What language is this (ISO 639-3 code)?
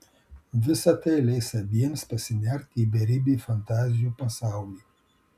lit